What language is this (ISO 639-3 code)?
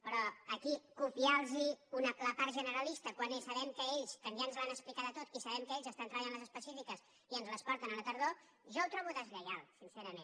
cat